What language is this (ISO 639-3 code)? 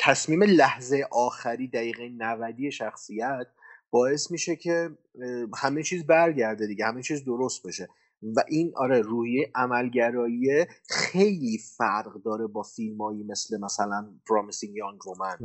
fas